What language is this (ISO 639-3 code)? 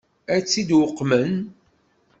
kab